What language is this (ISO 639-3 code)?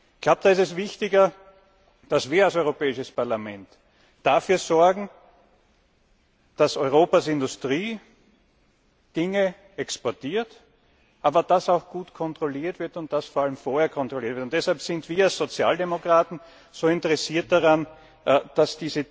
deu